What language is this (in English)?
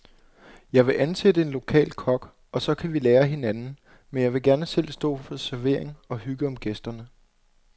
Danish